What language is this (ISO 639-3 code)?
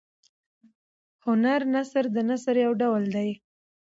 pus